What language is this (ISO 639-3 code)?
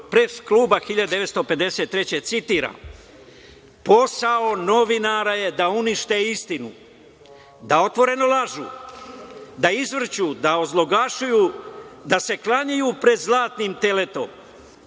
srp